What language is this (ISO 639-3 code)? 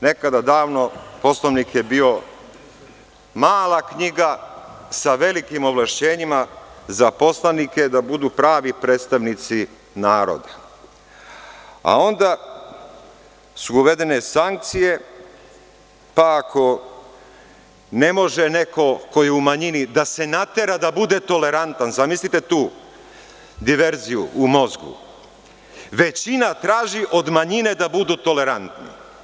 srp